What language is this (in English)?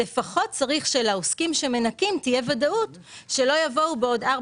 Hebrew